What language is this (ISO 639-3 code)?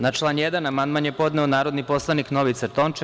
srp